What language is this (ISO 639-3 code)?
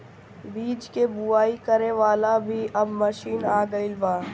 bho